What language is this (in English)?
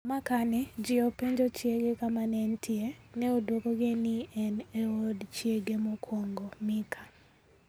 Luo (Kenya and Tanzania)